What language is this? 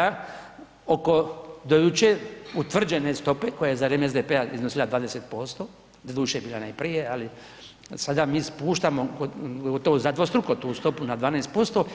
Croatian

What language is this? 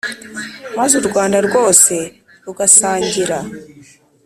Kinyarwanda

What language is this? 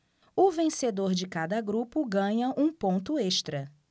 Portuguese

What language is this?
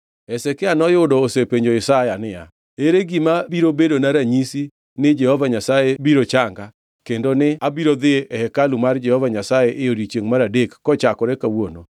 Luo (Kenya and Tanzania)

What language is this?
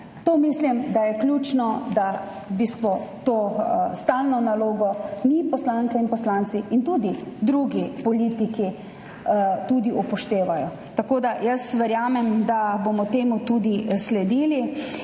Slovenian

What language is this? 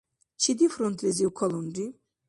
Dargwa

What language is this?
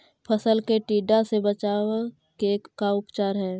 Magahi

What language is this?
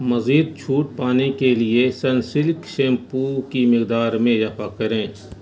Urdu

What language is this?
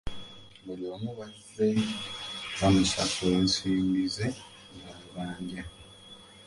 Ganda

